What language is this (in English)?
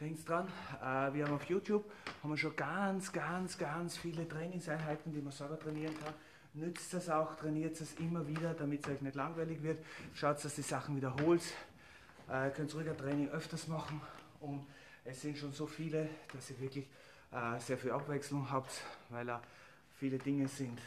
German